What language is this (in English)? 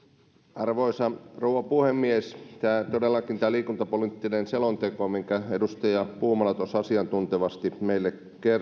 Finnish